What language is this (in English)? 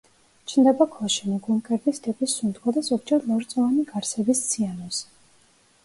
Georgian